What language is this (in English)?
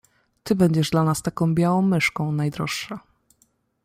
Polish